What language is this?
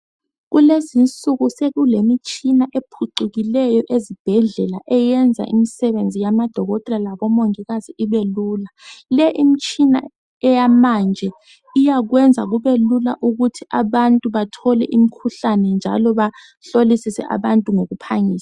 North Ndebele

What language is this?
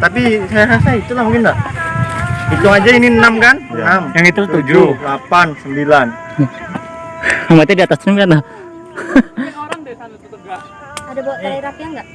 Indonesian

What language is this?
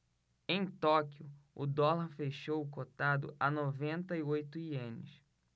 Portuguese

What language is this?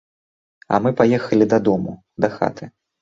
Belarusian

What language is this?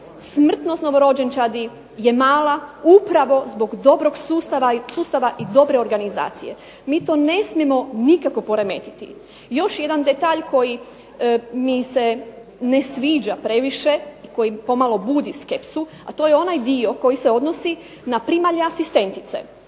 Croatian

